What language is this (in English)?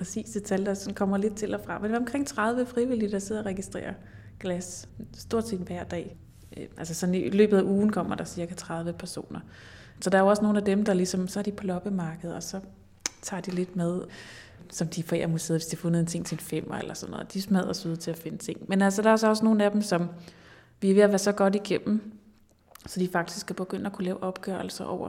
Danish